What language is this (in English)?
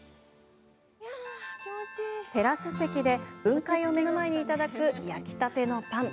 Japanese